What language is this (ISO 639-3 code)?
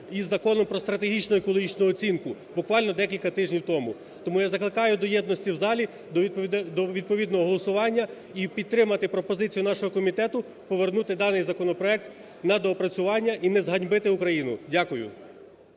ukr